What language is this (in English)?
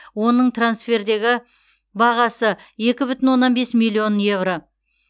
Kazakh